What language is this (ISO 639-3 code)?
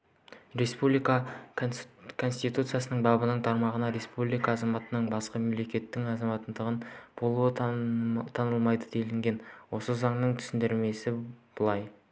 kaz